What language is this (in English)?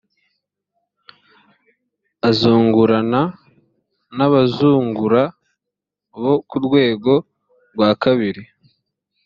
Kinyarwanda